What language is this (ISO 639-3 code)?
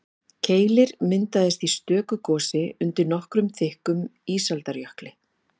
isl